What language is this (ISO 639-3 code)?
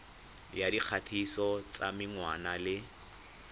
tsn